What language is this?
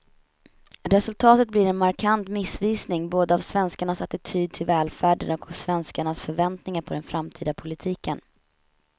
Swedish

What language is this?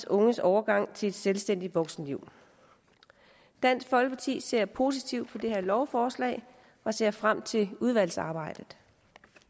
Danish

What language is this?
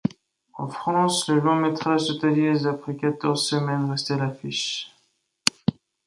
French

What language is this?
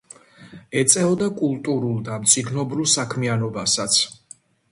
Georgian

